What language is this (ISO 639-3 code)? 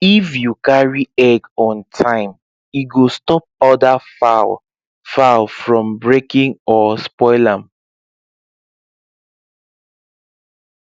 pcm